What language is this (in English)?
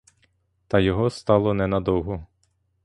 Ukrainian